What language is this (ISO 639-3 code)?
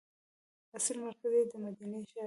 pus